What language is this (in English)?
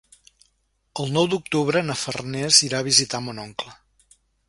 Catalan